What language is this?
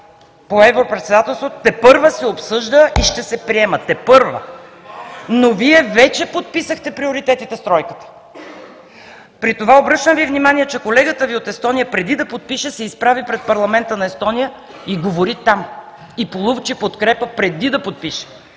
Bulgarian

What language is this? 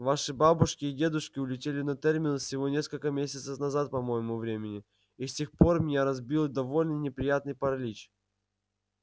Russian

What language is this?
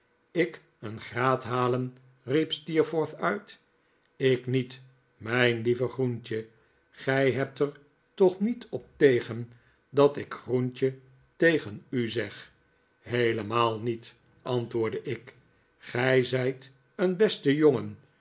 Dutch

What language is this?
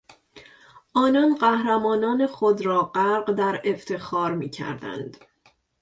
Persian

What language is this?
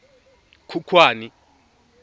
Tswana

